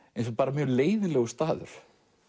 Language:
Icelandic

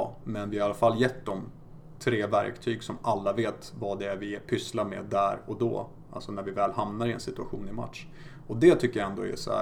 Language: Swedish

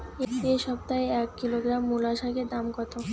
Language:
Bangla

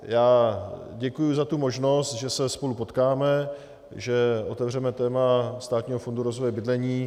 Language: Czech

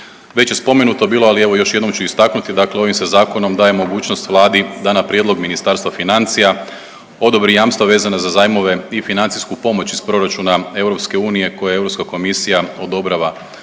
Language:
Croatian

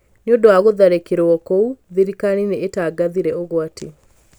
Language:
Kikuyu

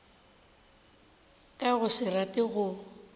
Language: Northern Sotho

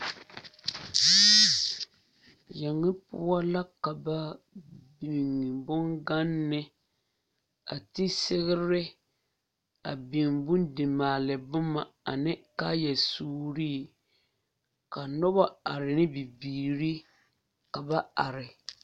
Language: Southern Dagaare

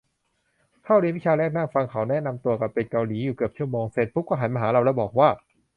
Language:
Thai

